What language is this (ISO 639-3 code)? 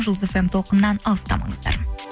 kaz